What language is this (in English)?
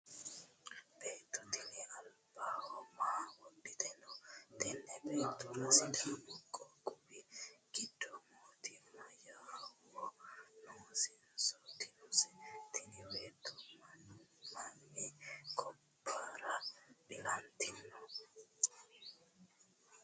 Sidamo